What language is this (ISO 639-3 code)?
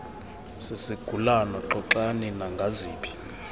xho